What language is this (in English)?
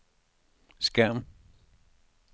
Danish